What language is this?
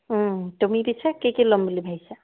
Assamese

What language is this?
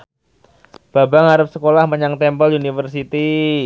Javanese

